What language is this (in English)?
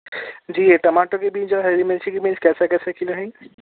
Urdu